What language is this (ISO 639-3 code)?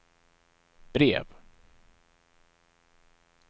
swe